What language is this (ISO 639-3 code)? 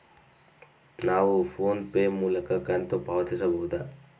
kan